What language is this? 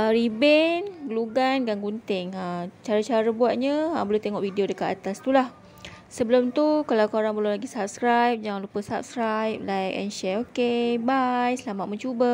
Malay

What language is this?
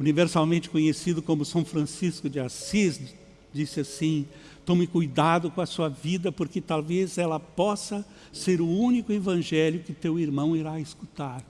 Portuguese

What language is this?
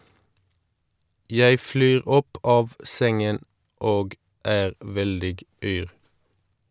Norwegian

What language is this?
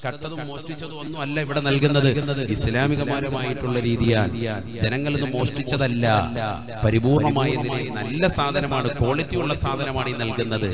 Malayalam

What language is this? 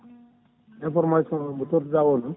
Fula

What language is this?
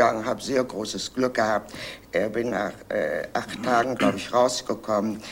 Danish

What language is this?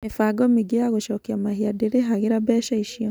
Kikuyu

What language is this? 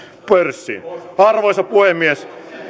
Finnish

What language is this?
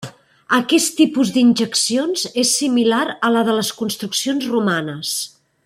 Catalan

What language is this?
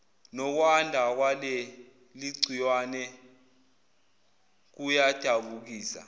Zulu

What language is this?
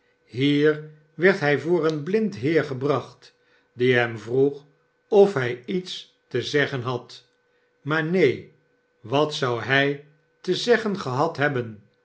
Dutch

